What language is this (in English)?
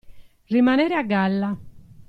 Italian